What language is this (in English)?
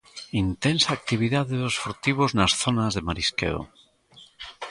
Galician